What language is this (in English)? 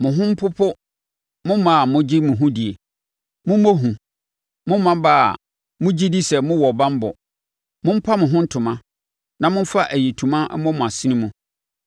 Akan